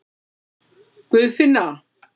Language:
Icelandic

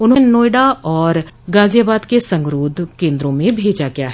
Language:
Hindi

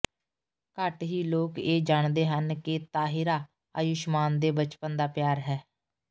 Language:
Punjabi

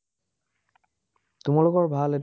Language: Assamese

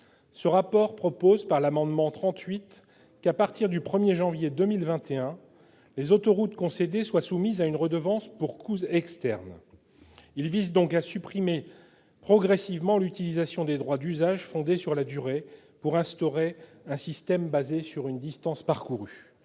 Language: French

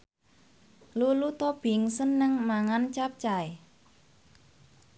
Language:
Javanese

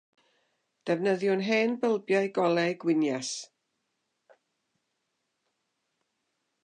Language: Welsh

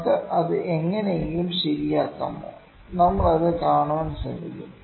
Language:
Malayalam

